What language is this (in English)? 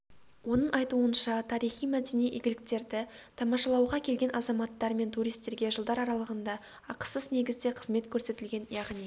Kazakh